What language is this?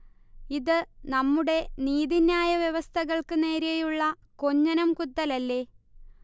Malayalam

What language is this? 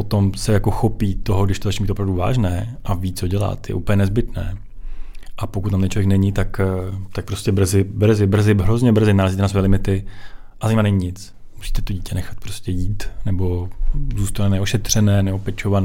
Czech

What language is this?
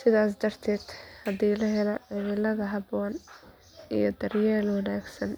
Somali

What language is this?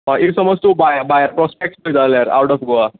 Konkani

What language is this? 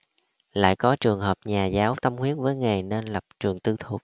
Vietnamese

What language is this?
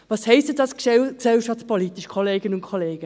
Swiss German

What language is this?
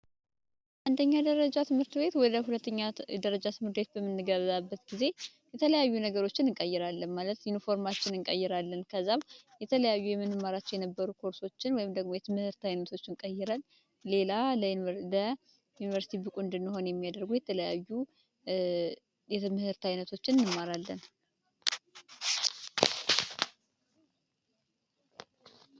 Amharic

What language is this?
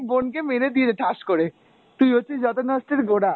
Bangla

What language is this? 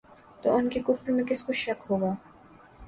Urdu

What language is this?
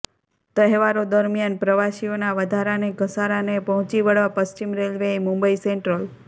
Gujarati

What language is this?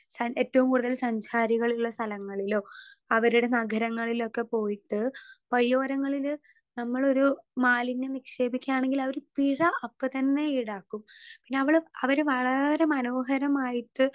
Malayalam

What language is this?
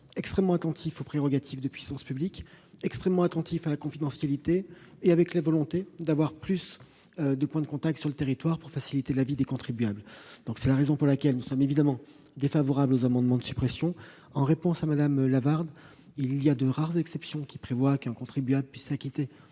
French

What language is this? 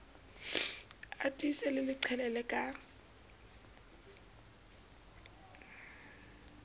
Southern Sotho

